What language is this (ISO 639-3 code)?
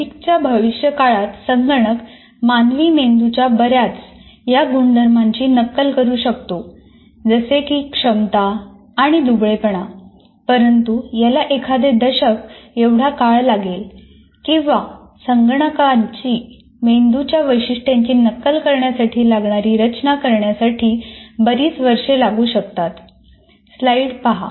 mar